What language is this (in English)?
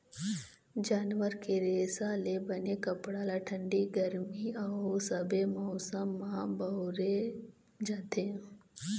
Chhattisgarhi